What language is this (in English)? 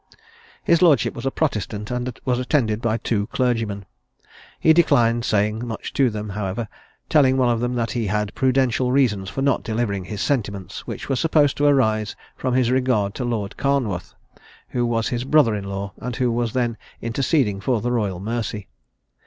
English